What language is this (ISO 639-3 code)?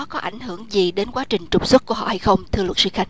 vie